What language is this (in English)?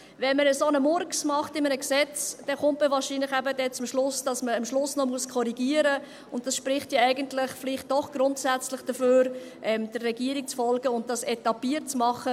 Swiss German